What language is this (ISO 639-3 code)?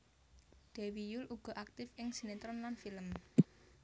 jav